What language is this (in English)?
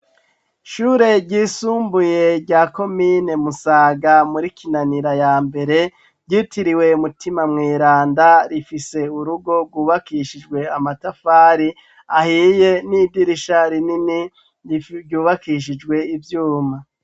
Rundi